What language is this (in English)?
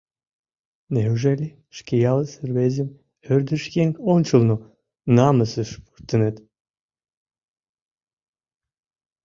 Mari